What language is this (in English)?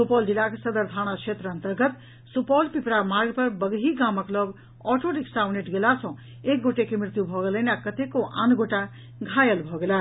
Maithili